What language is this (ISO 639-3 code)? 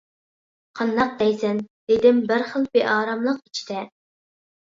uig